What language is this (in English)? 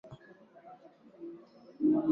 Swahili